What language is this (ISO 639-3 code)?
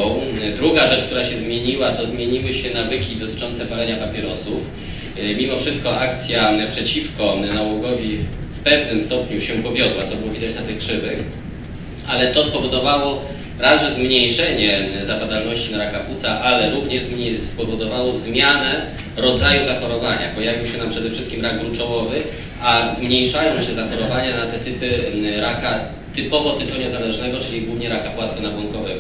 pol